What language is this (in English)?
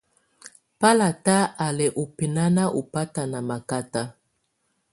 Tunen